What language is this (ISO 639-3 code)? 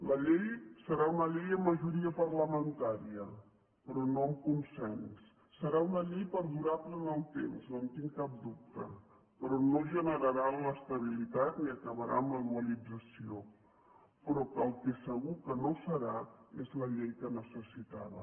cat